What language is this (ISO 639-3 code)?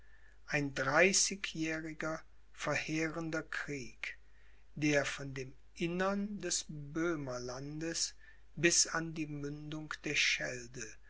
deu